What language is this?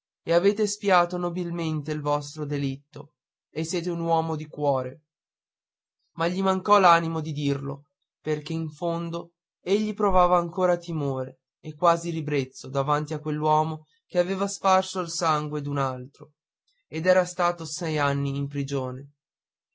Italian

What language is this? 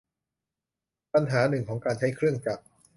Thai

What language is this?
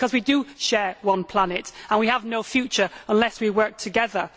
English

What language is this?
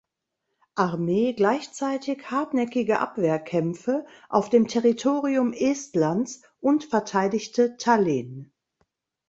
German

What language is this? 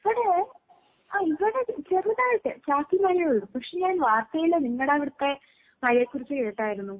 Malayalam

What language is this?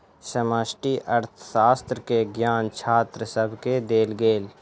Maithili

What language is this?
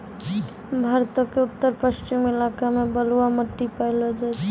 Maithili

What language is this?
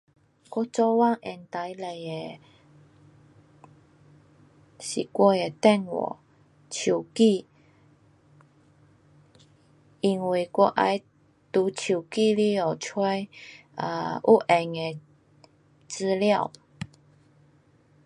Pu-Xian Chinese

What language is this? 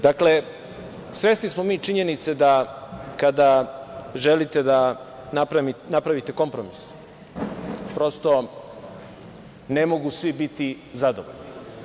Serbian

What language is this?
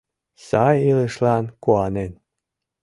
Mari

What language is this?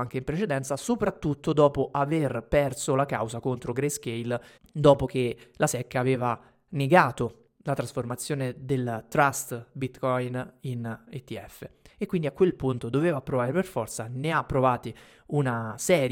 Italian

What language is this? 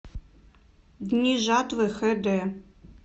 Russian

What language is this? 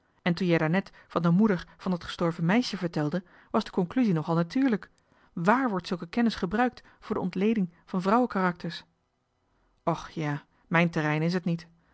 Dutch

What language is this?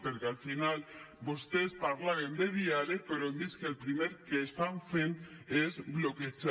Catalan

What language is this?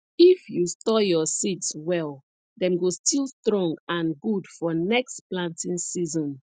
Nigerian Pidgin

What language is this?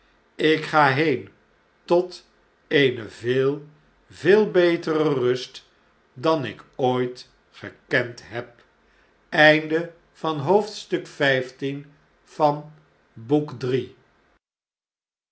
Dutch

